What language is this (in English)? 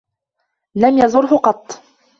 Arabic